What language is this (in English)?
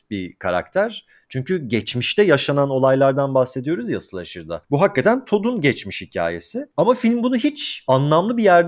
Turkish